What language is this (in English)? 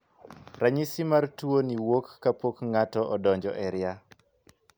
Luo (Kenya and Tanzania)